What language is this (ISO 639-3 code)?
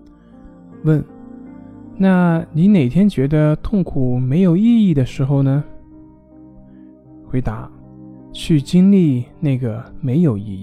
zho